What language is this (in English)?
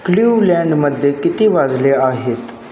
Marathi